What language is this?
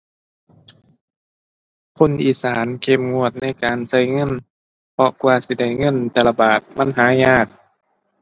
Thai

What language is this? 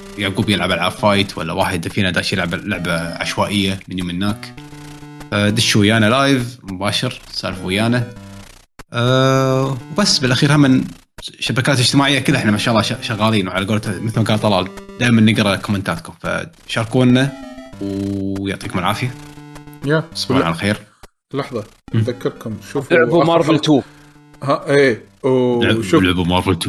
Arabic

